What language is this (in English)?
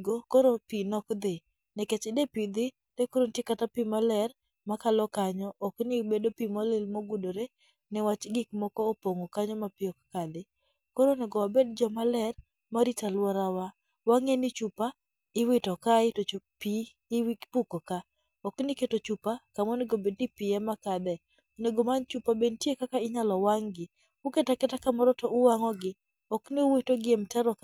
Luo (Kenya and Tanzania)